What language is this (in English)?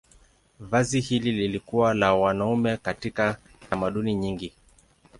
Swahili